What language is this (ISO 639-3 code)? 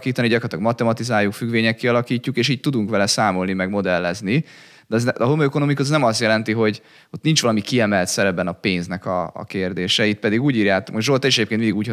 hun